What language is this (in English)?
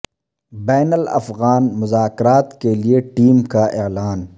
Urdu